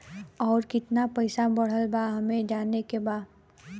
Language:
Bhojpuri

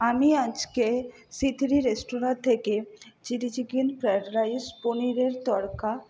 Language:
Bangla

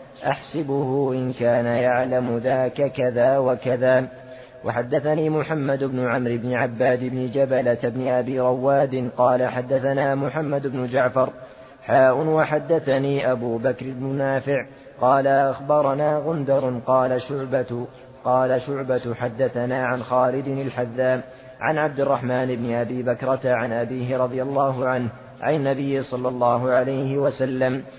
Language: Arabic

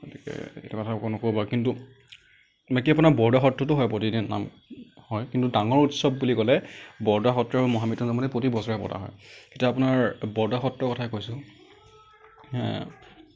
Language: Assamese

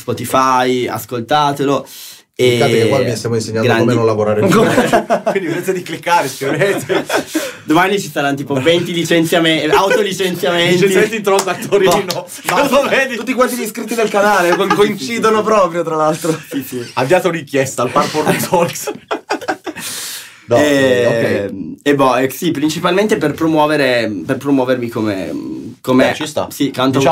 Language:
Italian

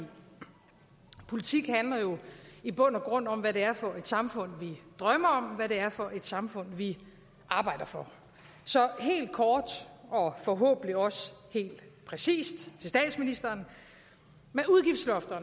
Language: Danish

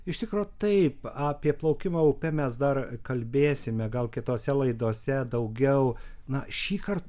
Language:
Lithuanian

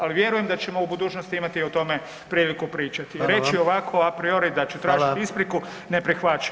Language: Croatian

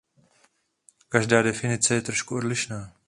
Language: Czech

